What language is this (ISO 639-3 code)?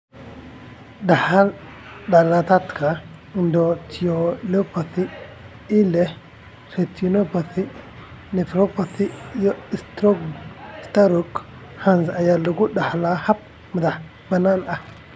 som